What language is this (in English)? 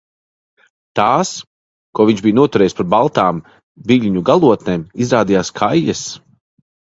Latvian